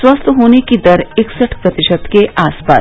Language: Hindi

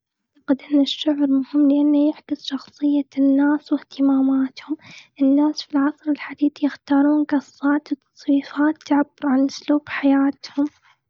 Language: Gulf Arabic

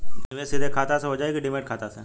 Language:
Bhojpuri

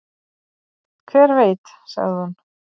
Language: Icelandic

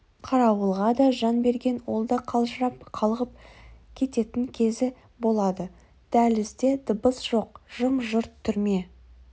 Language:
Kazakh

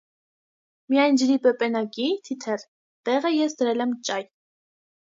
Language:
Armenian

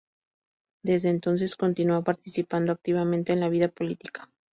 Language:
Spanish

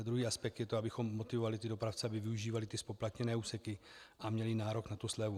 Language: Czech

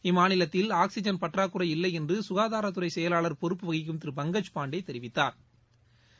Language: Tamil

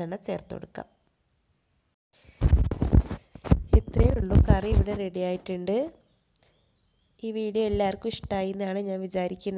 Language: Turkish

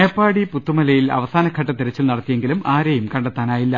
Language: Malayalam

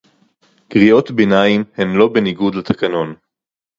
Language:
Hebrew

